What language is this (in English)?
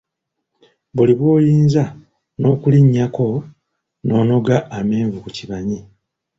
Ganda